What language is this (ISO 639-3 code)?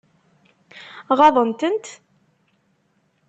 kab